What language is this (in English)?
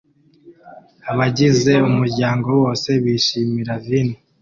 Kinyarwanda